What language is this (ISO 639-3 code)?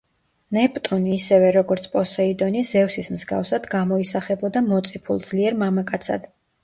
kat